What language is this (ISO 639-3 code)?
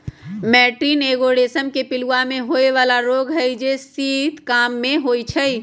mag